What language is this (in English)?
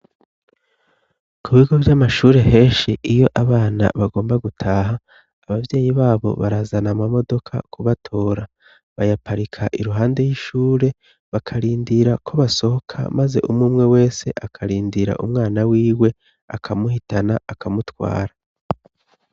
Rundi